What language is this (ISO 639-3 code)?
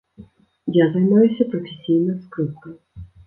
bel